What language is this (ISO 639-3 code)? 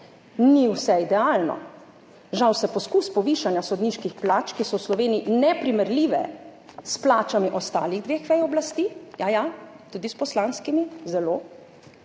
slv